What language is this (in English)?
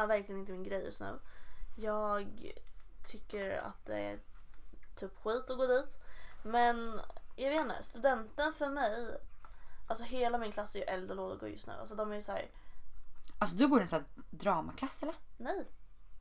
Swedish